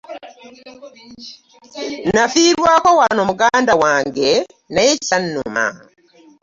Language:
Ganda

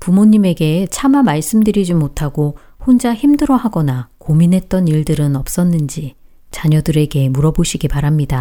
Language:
Korean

